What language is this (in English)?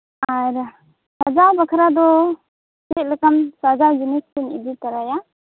Santali